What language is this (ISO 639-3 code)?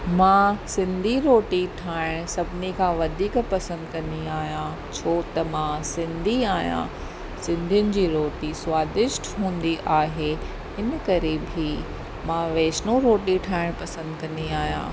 snd